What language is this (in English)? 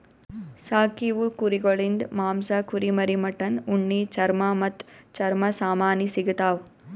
Kannada